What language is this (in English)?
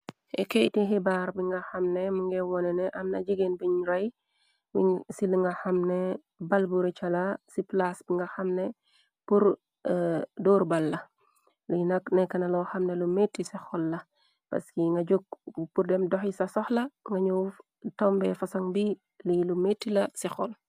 Wolof